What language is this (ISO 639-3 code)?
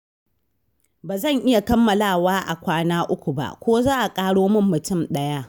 hau